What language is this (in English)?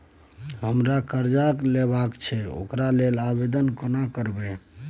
Maithili